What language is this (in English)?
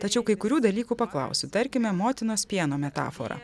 Lithuanian